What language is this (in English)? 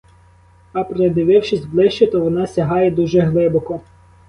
Ukrainian